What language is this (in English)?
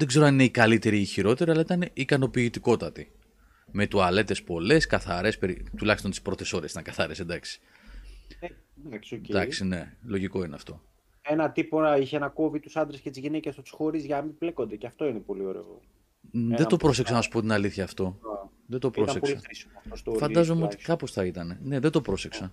Greek